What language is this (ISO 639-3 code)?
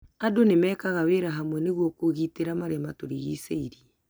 kik